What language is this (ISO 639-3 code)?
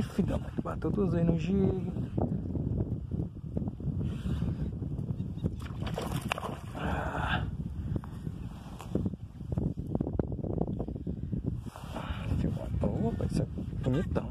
por